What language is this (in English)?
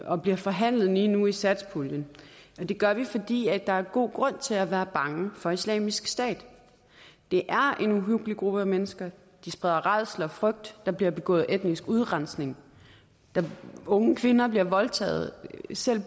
Danish